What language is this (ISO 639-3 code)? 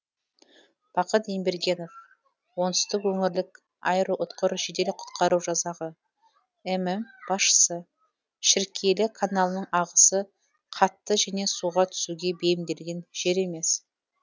kaz